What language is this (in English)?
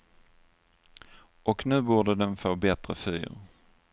Swedish